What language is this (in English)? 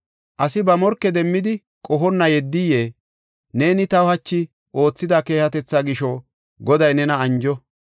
Gofa